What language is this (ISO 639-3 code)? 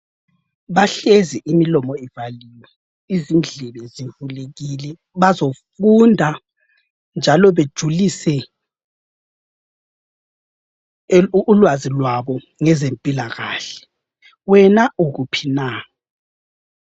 nde